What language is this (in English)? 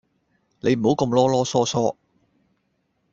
Cantonese